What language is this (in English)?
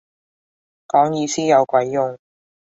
Cantonese